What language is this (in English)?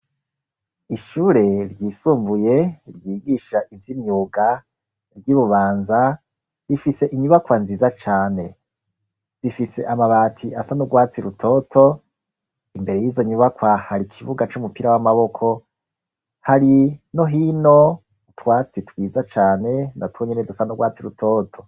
Rundi